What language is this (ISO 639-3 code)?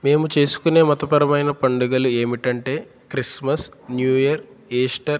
tel